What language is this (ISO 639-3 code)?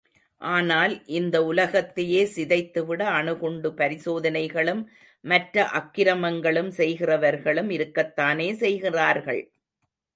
tam